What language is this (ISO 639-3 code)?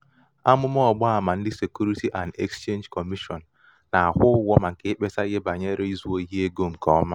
ibo